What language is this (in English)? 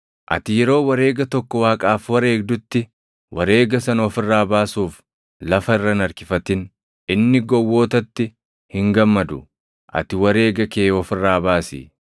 Oromo